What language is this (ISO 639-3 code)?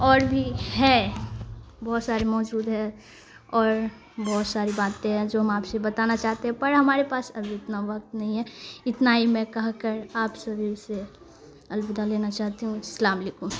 urd